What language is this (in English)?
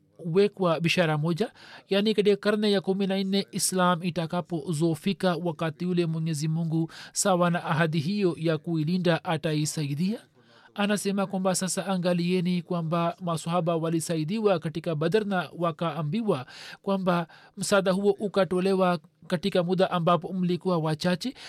Swahili